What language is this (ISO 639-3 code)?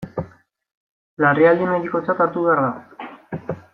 eus